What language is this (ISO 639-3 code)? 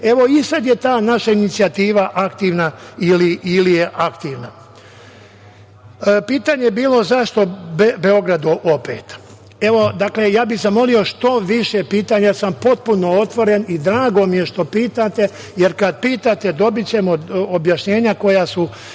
srp